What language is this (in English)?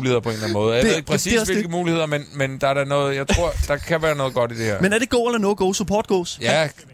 Danish